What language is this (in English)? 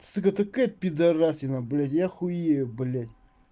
Russian